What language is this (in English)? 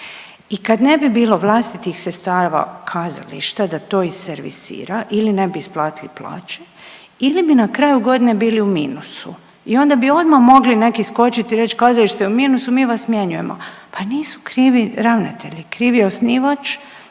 Croatian